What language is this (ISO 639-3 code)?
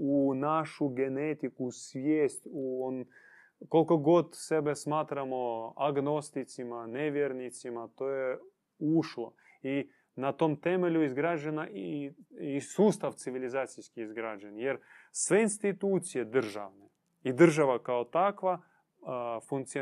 hrv